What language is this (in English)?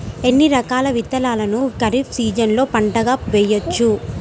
Telugu